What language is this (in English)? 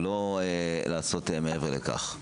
Hebrew